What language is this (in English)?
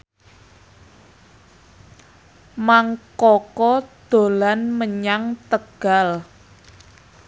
Javanese